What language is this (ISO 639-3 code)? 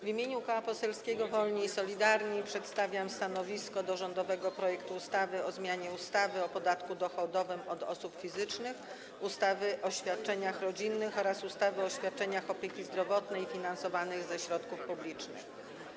pol